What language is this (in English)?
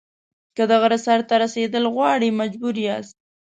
Pashto